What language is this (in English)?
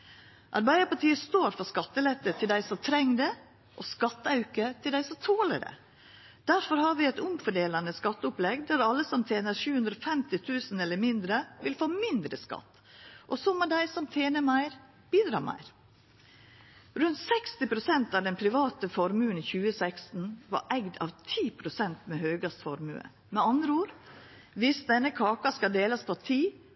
Norwegian Nynorsk